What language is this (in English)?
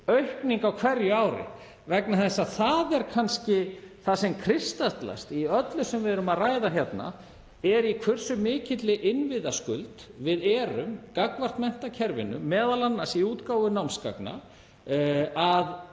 Icelandic